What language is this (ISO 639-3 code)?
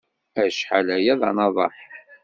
kab